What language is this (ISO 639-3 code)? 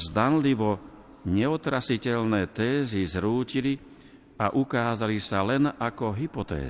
slk